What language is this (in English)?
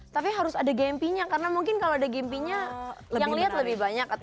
Indonesian